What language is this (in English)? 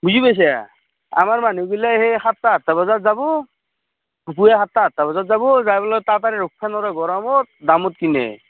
Assamese